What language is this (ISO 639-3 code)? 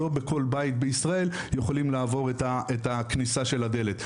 heb